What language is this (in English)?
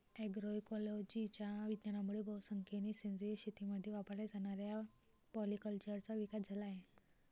Marathi